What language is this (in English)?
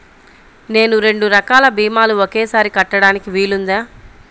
Telugu